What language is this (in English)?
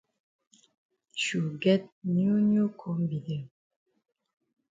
Cameroon Pidgin